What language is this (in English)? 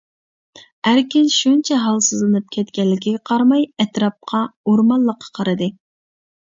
Uyghur